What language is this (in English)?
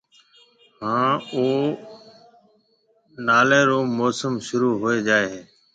Marwari (Pakistan)